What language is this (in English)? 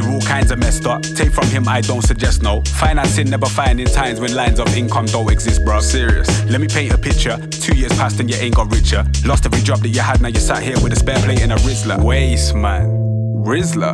Hebrew